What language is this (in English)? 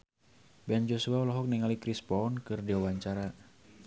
Sundanese